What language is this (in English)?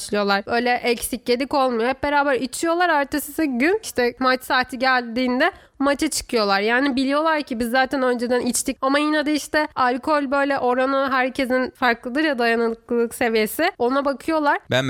Turkish